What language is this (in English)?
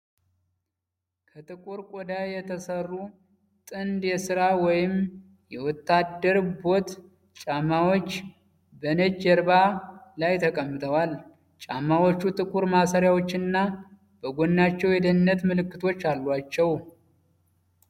Amharic